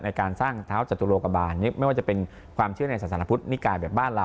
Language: Thai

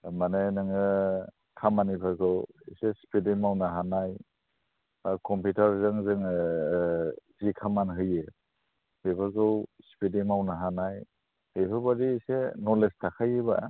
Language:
Bodo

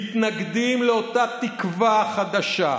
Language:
Hebrew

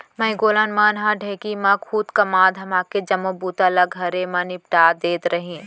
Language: Chhattisgarhi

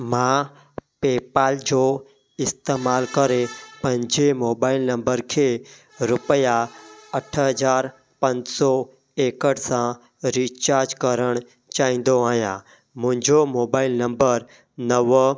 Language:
Sindhi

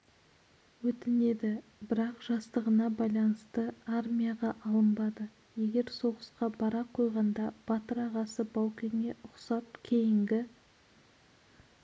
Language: Kazakh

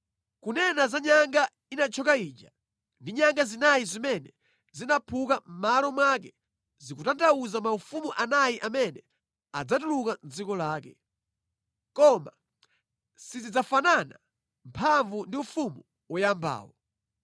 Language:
Nyanja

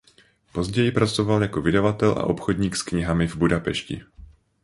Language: Czech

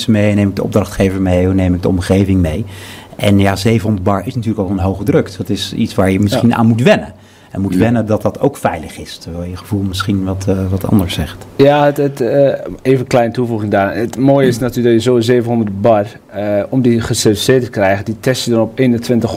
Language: Dutch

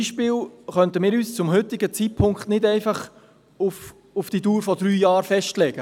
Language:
Swiss German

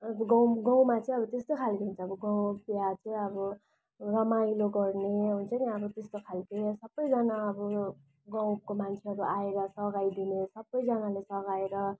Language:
Nepali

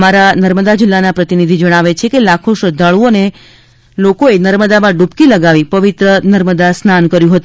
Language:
Gujarati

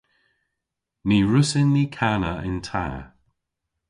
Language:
Cornish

